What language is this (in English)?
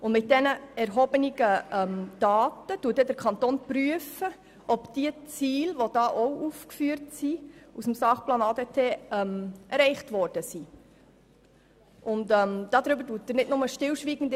Swiss German